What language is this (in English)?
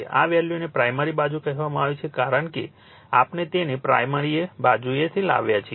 Gujarati